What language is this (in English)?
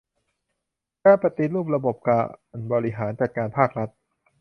Thai